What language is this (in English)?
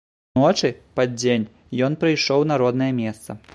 Belarusian